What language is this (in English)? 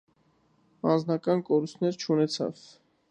Armenian